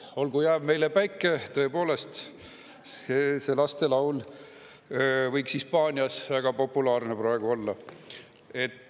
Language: Estonian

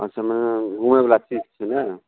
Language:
Maithili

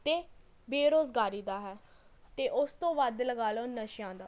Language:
Punjabi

